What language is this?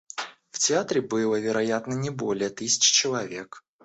Russian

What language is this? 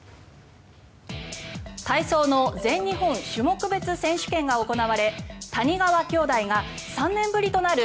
Japanese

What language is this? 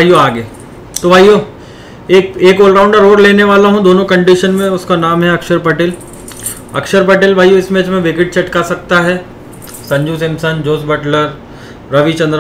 Hindi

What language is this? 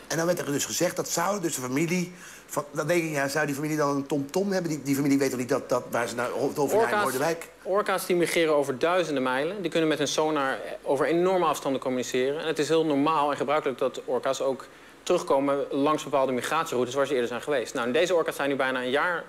Dutch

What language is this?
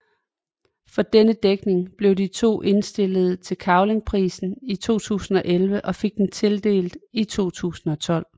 Danish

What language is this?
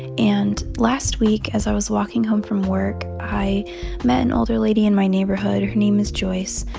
English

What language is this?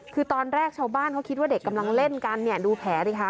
Thai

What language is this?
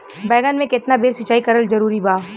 Bhojpuri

